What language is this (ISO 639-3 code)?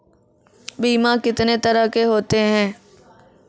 mai